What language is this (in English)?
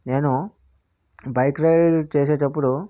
Telugu